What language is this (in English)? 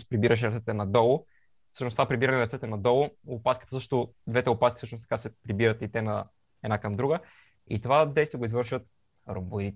Bulgarian